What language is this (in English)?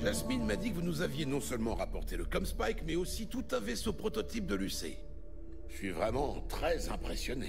French